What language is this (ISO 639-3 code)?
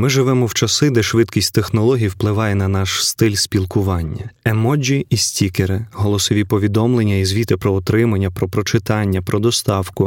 ukr